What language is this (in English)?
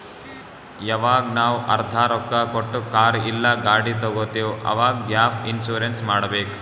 Kannada